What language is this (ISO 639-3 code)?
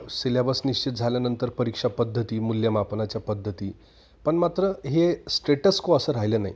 mar